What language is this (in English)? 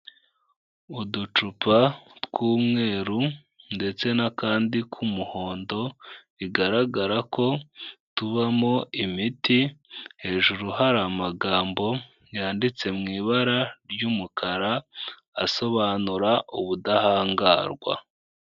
Kinyarwanda